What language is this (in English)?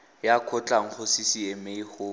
Tswana